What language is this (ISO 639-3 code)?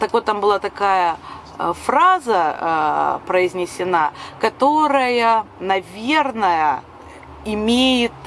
rus